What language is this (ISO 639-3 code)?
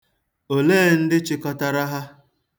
ibo